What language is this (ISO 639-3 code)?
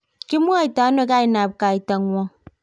kln